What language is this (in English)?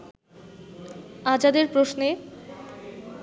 Bangla